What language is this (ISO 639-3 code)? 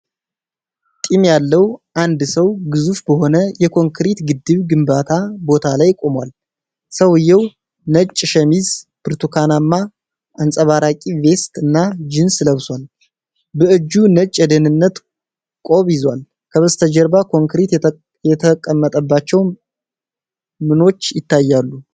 amh